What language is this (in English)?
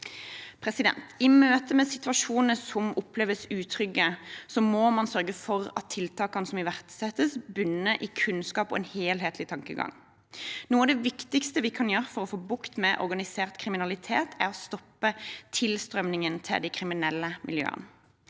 Norwegian